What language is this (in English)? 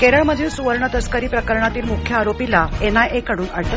Marathi